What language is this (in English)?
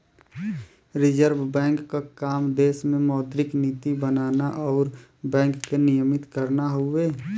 Bhojpuri